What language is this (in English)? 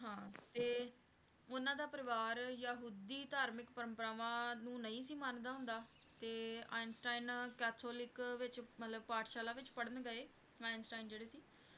Punjabi